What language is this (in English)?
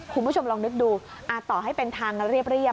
Thai